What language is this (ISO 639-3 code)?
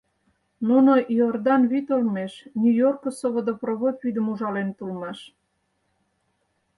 chm